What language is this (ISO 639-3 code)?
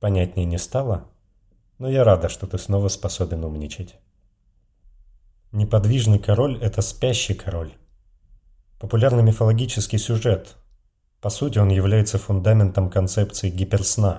rus